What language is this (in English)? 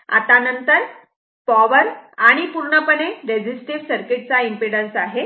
Marathi